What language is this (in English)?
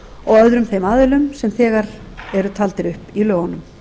Icelandic